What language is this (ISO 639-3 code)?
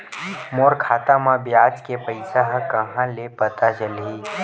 hne